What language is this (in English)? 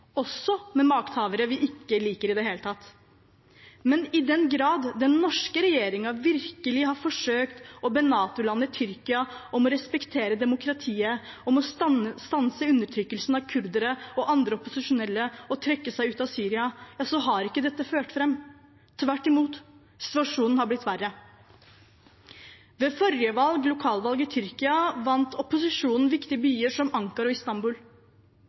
Norwegian Bokmål